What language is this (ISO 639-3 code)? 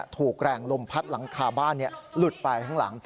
tha